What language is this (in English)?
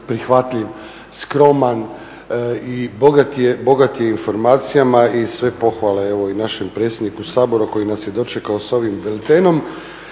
Croatian